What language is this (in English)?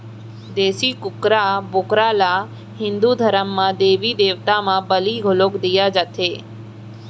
Chhattisgarhi